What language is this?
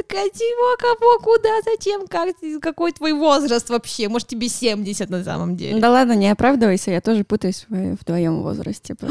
Russian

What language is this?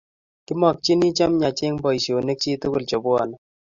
Kalenjin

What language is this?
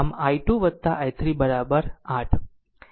Gujarati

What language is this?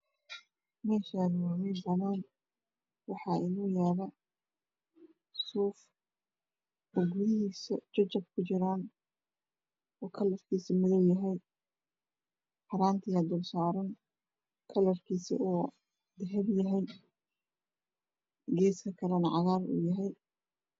Somali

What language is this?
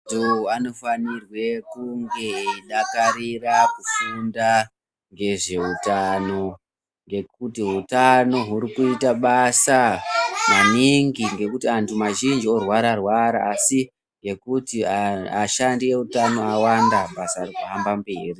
Ndau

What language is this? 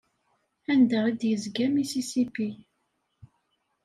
Kabyle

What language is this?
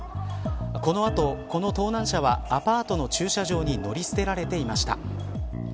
Japanese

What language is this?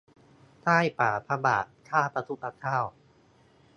Thai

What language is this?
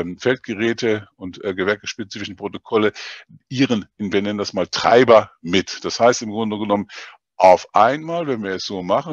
German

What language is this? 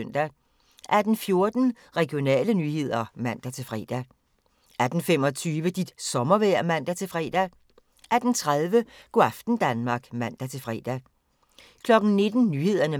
Danish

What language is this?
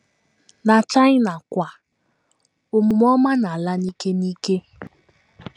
Igbo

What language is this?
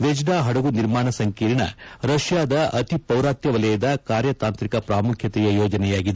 Kannada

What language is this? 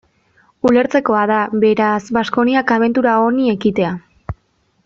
Basque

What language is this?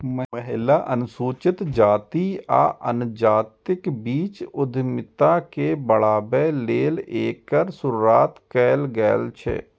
Maithili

